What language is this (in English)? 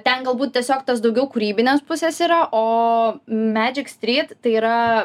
Lithuanian